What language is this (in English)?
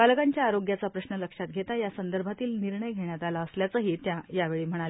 Marathi